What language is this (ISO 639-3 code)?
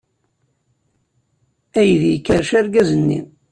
kab